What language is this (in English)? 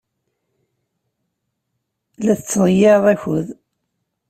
Kabyle